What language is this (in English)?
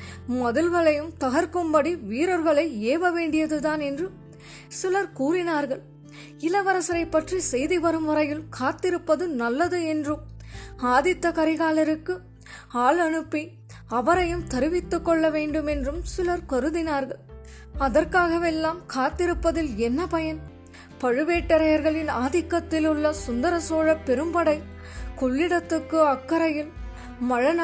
Tamil